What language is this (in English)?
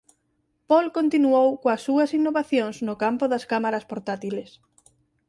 Galician